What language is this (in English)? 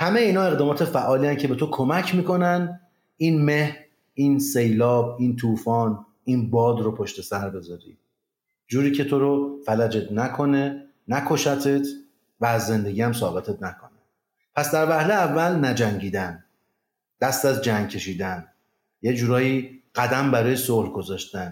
Persian